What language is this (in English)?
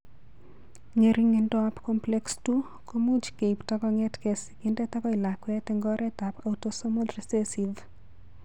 Kalenjin